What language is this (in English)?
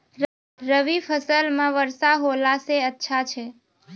Maithili